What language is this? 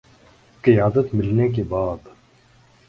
Urdu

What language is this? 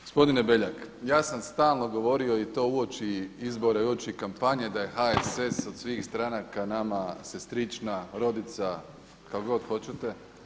Croatian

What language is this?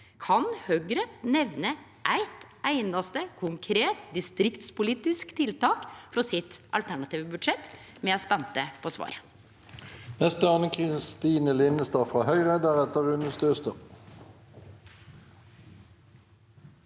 Norwegian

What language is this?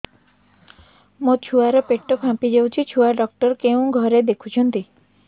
Odia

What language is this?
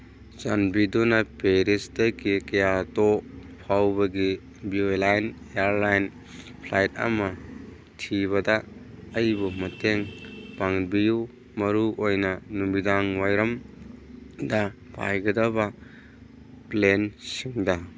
Manipuri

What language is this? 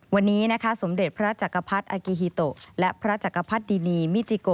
Thai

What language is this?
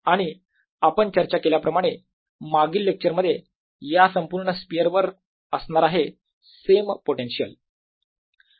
Marathi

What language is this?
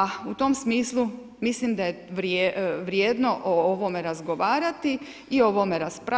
Croatian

